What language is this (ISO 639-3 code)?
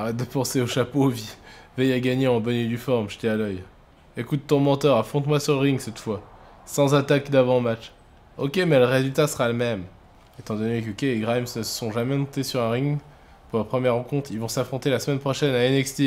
fra